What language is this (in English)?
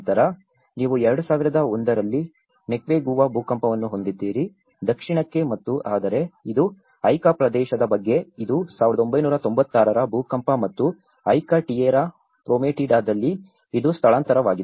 Kannada